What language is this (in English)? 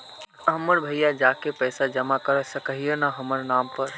Magahi